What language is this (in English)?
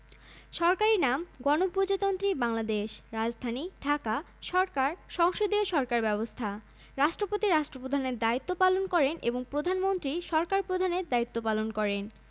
Bangla